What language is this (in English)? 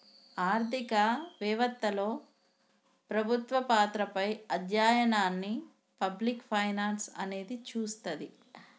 Telugu